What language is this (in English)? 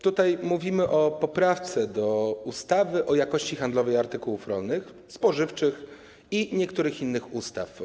Polish